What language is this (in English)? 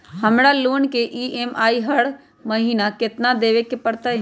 Magahi